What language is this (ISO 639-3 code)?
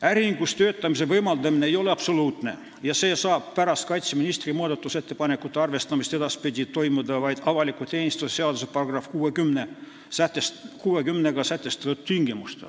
est